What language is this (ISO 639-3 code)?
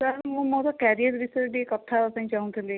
ori